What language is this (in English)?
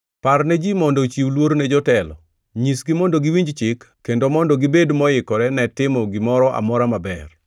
Luo (Kenya and Tanzania)